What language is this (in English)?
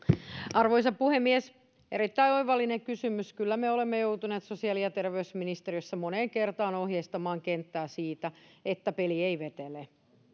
Finnish